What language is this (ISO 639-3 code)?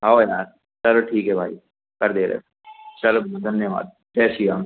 hin